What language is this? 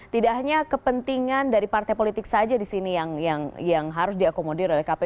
Indonesian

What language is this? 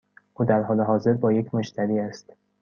Persian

